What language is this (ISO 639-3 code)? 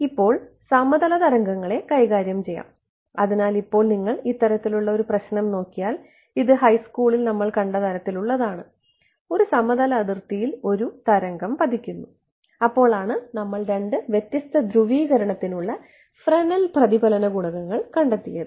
mal